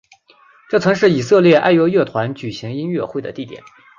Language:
Chinese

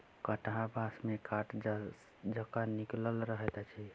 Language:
Maithili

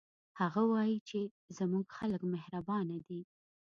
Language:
Pashto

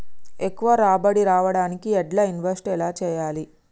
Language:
Telugu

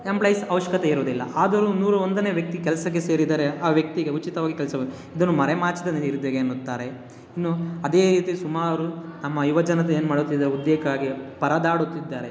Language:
Kannada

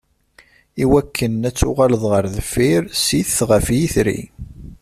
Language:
Kabyle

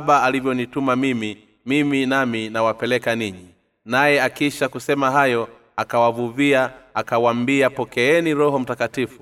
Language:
Swahili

